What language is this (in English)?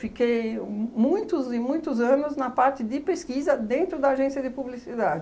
Portuguese